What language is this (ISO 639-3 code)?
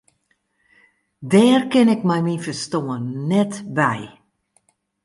fry